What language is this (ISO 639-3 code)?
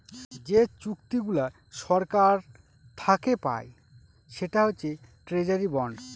ben